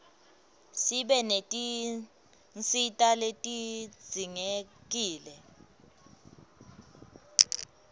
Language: Swati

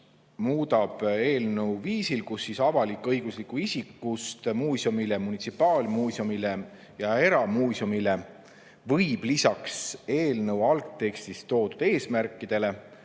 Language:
Estonian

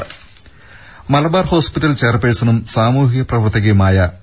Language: Malayalam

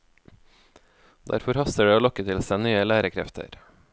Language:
Norwegian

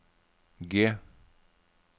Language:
Norwegian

